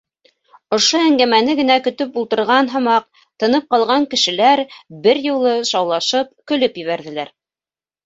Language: Bashkir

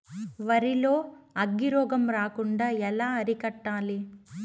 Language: Telugu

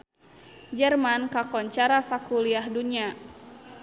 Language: Sundanese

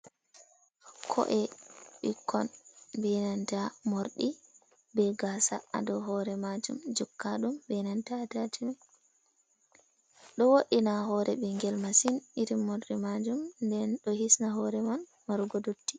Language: Fula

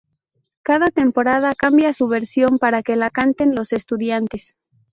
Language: Spanish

